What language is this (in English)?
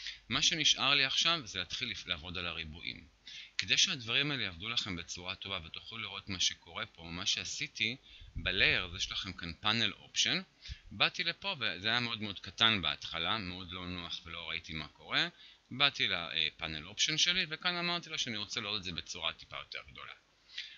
Hebrew